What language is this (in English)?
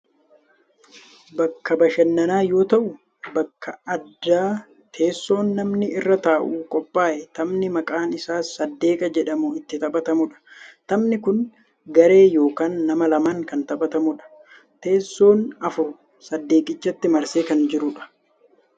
Oromo